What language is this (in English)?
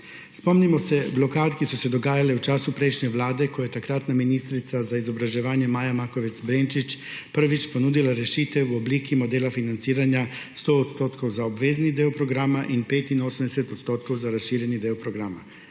Slovenian